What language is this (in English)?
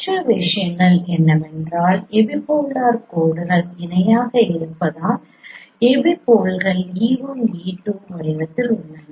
Tamil